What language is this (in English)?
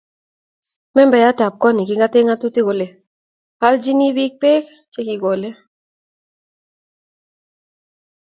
Kalenjin